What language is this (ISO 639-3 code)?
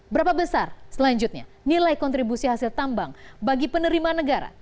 ind